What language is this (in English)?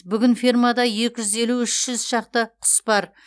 Kazakh